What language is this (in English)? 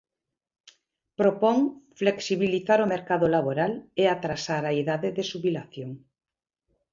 Galician